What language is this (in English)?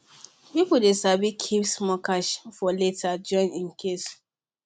Nigerian Pidgin